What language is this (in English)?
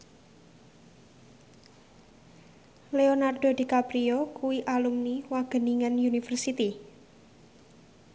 Javanese